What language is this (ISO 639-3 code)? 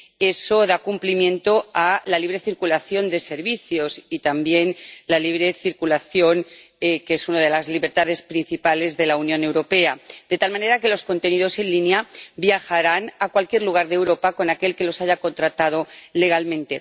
spa